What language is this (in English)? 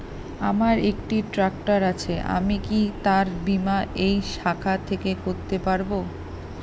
Bangla